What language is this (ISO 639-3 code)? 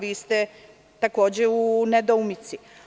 srp